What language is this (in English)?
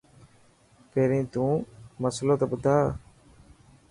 Dhatki